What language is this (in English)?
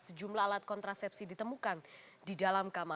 Indonesian